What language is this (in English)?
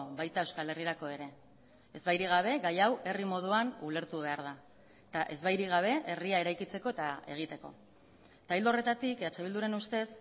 Basque